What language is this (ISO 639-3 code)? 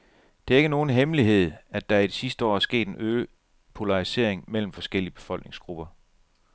dan